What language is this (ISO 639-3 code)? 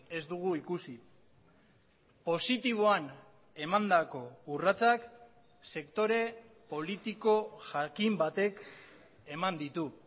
eus